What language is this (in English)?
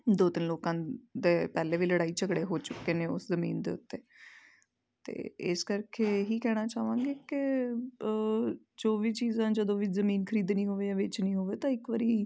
Punjabi